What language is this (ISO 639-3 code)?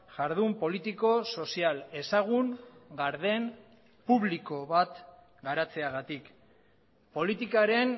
eus